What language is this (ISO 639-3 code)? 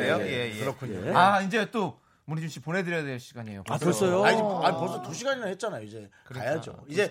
kor